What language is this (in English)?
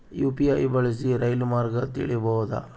Kannada